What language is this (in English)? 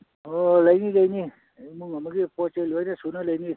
Manipuri